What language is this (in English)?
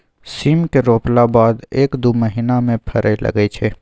Maithili